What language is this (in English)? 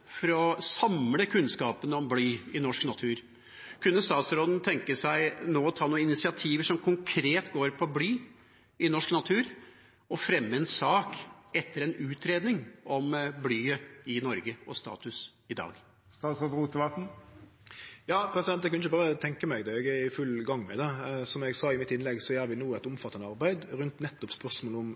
Norwegian